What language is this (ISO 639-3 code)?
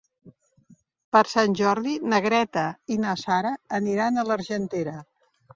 cat